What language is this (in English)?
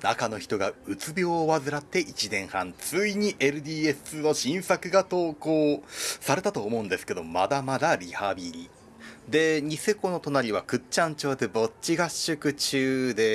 Japanese